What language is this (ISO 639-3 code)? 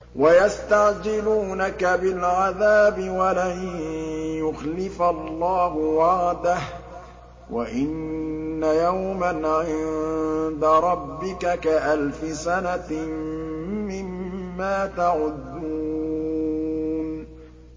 ara